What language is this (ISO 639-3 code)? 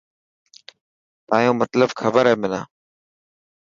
mki